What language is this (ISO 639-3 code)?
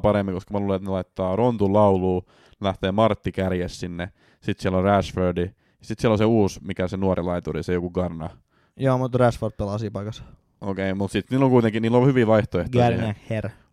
fin